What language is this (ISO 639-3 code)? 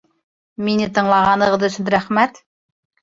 bak